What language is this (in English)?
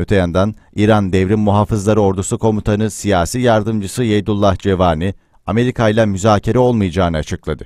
Turkish